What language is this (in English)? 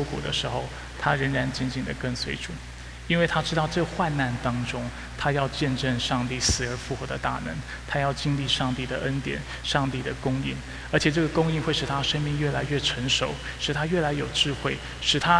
Chinese